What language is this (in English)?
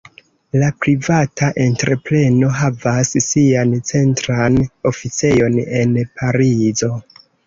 Esperanto